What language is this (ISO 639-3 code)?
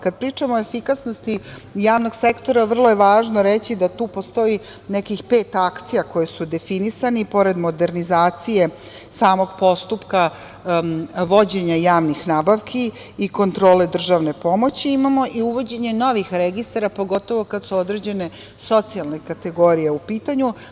srp